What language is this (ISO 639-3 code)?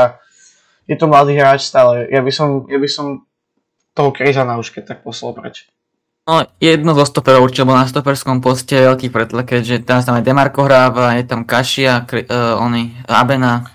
slk